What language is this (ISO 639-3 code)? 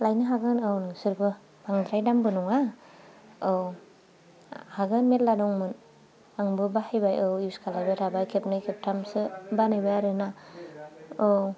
brx